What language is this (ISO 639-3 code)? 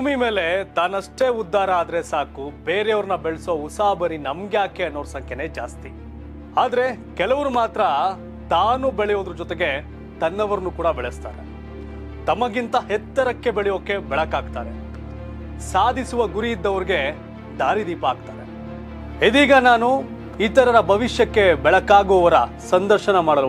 kan